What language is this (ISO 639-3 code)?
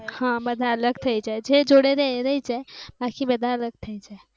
guj